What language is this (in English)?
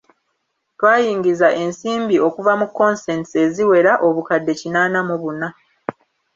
Ganda